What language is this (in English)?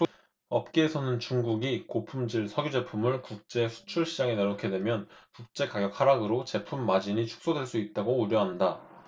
Korean